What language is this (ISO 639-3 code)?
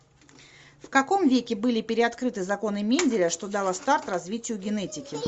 rus